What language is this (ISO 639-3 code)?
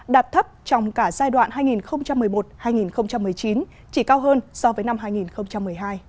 vie